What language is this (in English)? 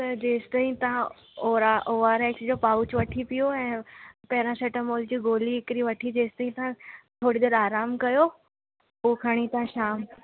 Sindhi